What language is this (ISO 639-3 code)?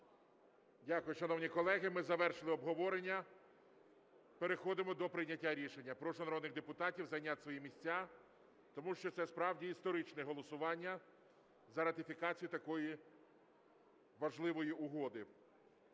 ukr